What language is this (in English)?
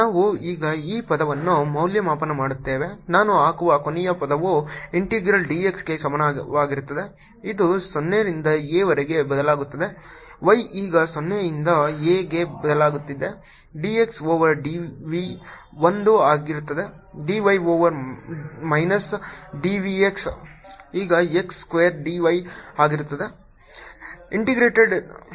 Kannada